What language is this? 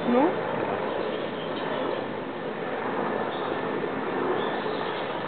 Romanian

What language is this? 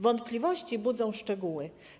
Polish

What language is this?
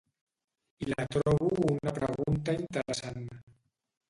Catalan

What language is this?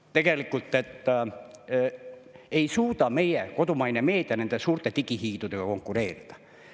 Estonian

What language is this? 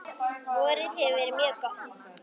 Icelandic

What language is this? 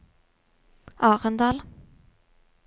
Norwegian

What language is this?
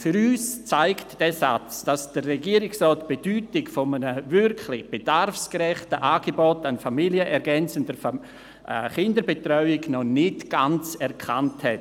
Swiss German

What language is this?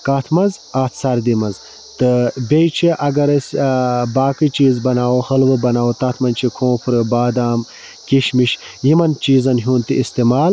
Kashmiri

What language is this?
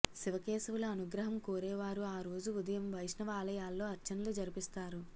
Telugu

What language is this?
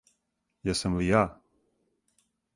Serbian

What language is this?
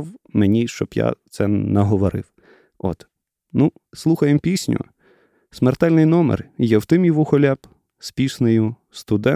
Ukrainian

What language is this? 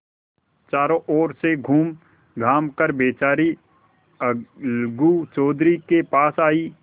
Hindi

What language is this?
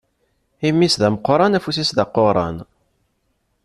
Kabyle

